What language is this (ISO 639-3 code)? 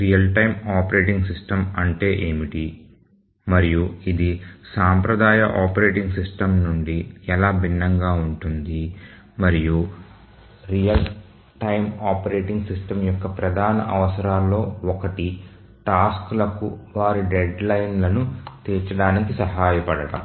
tel